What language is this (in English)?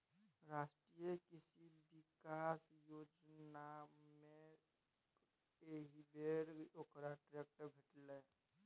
Maithili